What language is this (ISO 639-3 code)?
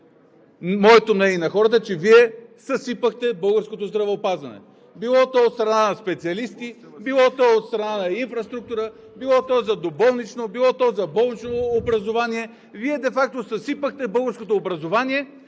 bul